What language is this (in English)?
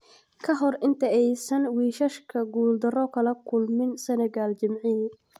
Somali